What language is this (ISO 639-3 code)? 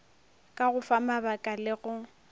nso